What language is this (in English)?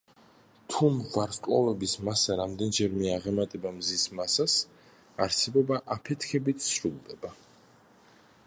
Georgian